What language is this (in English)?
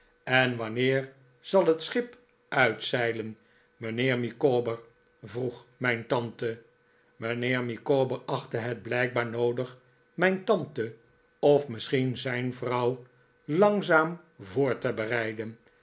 Dutch